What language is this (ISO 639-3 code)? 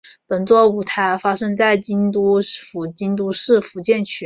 zho